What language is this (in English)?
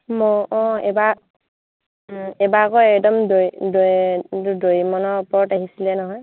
Assamese